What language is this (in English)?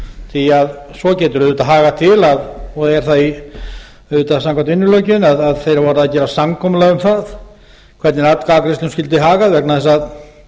Icelandic